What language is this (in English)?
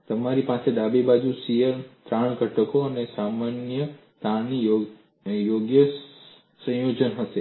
Gujarati